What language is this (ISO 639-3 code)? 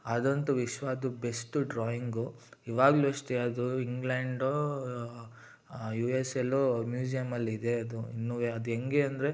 kan